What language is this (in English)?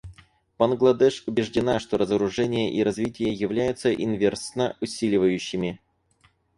Russian